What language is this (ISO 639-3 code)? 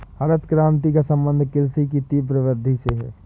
hin